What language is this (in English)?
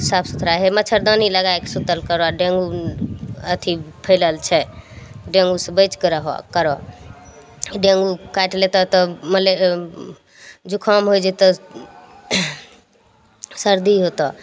Maithili